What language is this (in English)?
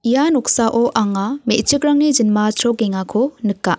Garo